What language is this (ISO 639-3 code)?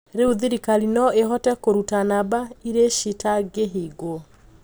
kik